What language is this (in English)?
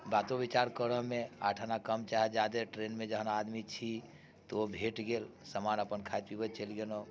Maithili